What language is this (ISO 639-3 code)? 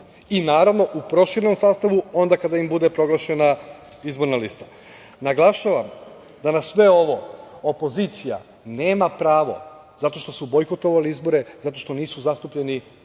srp